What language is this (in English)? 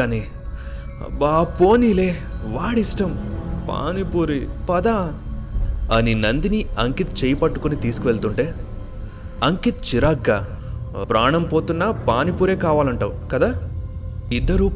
Telugu